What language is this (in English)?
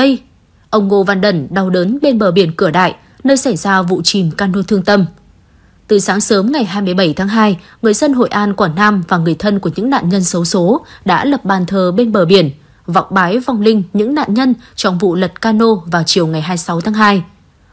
Vietnamese